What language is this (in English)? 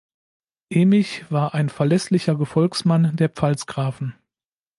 German